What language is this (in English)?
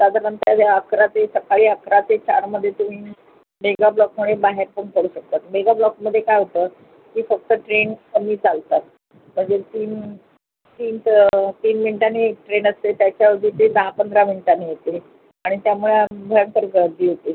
Marathi